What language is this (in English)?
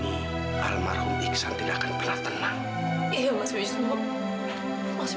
Indonesian